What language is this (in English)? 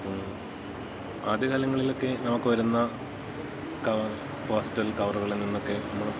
Malayalam